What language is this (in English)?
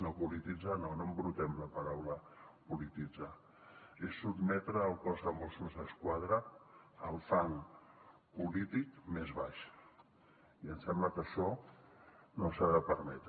Catalan